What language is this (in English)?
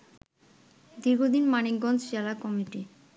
Bangla